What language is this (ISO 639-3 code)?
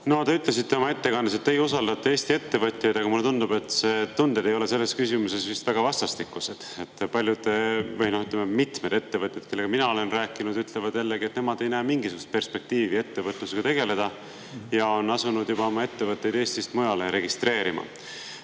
est